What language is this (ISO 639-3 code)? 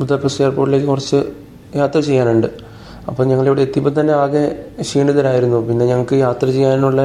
mal